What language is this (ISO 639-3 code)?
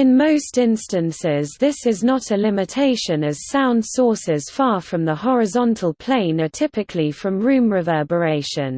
eng